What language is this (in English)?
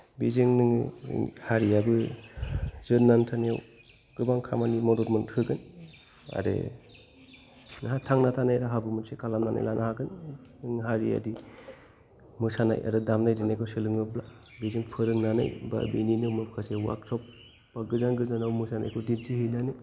Bodo